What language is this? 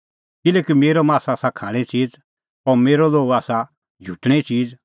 Kullu Pahari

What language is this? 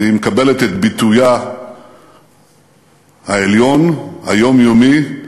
Hebrew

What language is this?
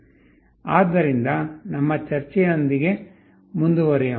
Kannada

